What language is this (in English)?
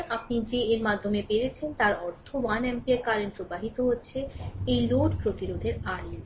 Bangla